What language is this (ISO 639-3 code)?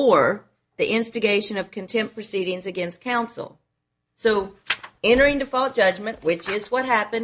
eng